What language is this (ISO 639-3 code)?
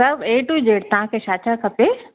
snd